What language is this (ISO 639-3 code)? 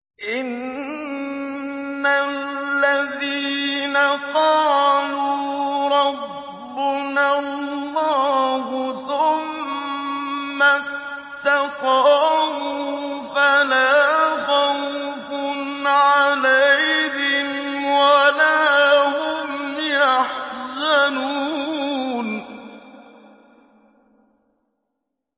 ara